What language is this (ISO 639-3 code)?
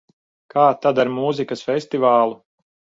lav